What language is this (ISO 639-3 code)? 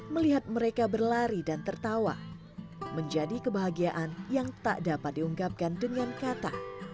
ind